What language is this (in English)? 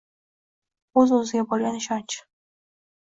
Uzbek